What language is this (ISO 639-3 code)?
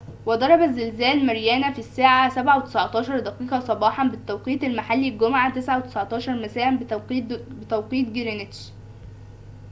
ara